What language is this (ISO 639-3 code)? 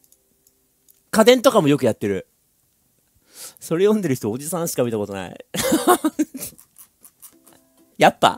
jpn